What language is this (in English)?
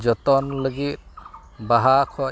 Santali